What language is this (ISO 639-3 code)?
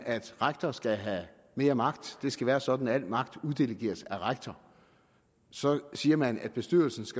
dan